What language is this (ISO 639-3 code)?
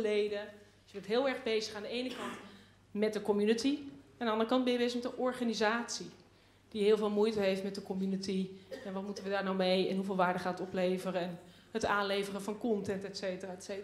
nld